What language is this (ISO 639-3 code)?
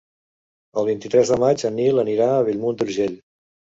cat